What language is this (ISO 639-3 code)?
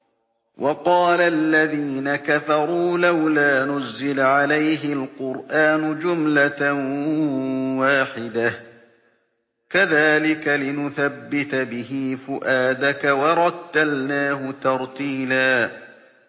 ara